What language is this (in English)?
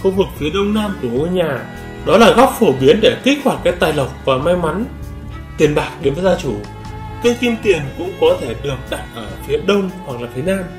Vietnamese